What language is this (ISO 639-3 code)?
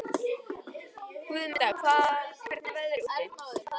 isl